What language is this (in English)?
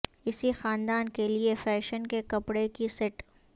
Urdu